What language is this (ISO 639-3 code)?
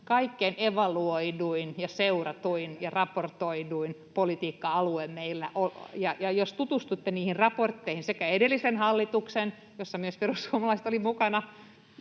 fin